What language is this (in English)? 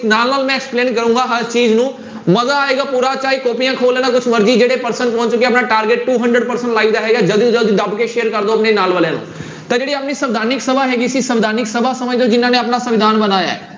Punjabi